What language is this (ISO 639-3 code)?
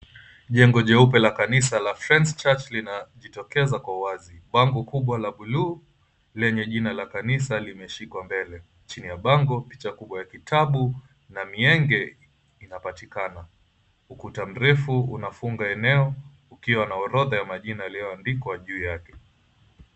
swa